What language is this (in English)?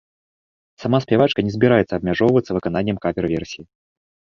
Belarusian